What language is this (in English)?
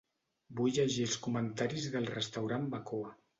Catalan